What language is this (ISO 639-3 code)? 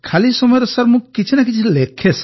ori